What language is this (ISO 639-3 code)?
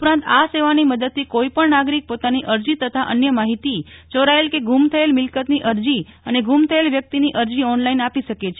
guj